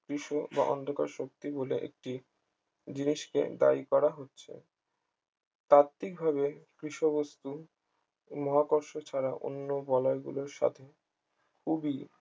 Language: Bangla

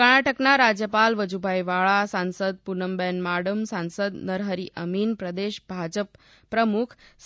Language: Gujarati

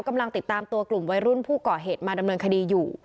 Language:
Thai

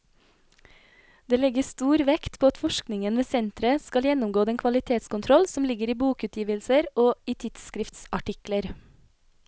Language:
Norwegian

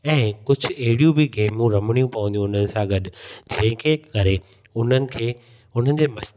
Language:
Sindhi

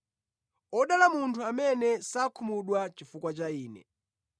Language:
Nyanja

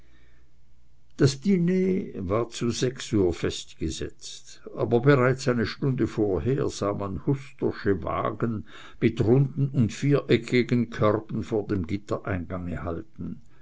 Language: German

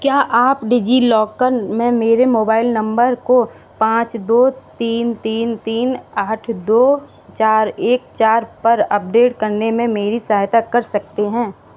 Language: Hindi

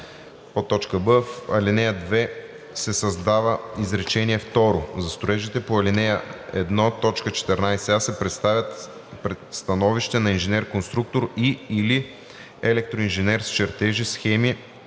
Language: Bulgarian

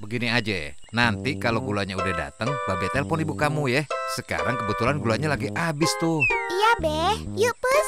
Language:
Indonesian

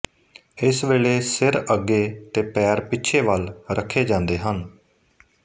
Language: Punjabi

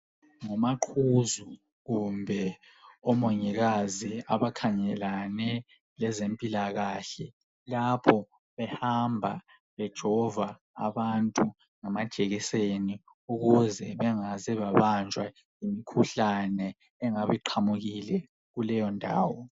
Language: North Ndebele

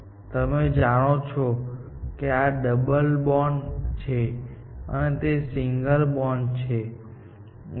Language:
Gujarati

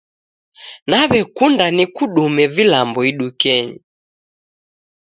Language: Taita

